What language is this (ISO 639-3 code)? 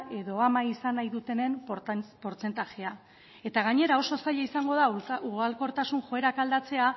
eus